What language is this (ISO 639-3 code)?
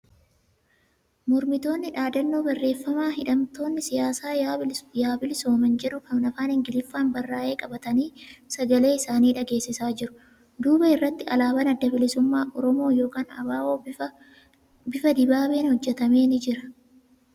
orm